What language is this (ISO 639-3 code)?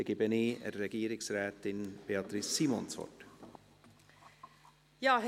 gsw